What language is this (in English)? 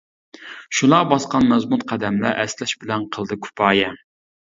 Uyghur